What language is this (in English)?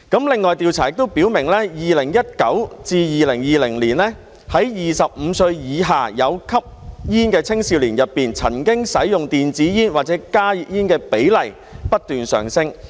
Cantonese